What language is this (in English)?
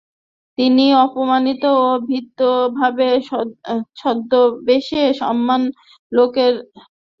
Bangla